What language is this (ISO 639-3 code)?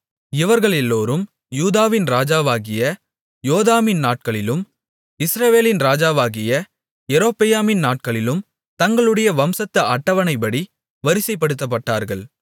tam